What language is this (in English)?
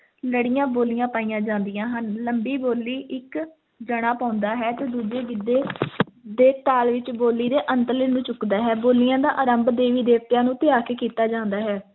Punjabi